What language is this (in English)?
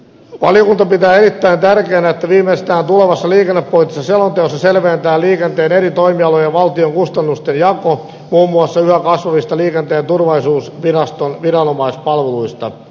Finnish